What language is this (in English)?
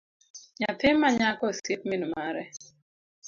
Luo (Kenya and Tanzania)